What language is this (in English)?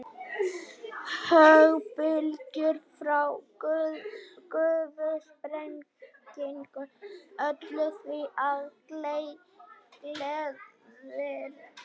Icelandic